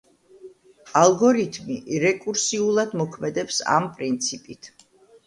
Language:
Georgian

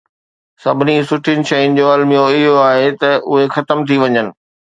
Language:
Sindhi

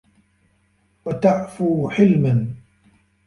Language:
Arabic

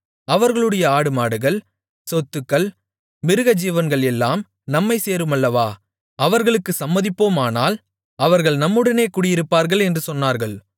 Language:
Tamil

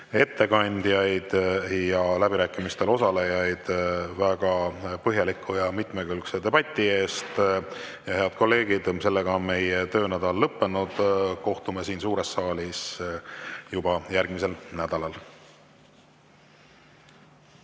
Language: Estonian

